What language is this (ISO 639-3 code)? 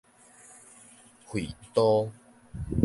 nan